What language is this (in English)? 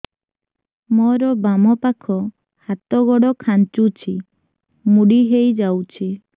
Odia